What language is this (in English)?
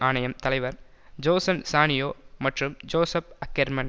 Tamil